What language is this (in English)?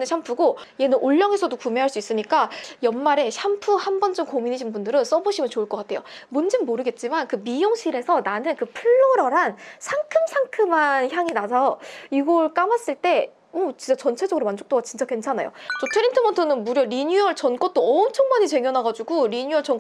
Korean